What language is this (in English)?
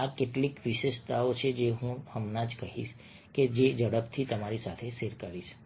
Gujarati